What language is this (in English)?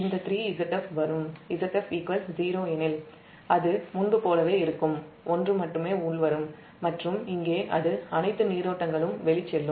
Tamil